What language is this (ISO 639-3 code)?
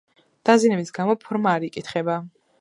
kat